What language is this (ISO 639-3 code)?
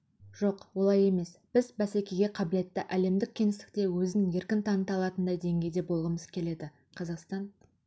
kaz